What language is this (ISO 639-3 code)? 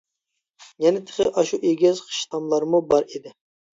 uig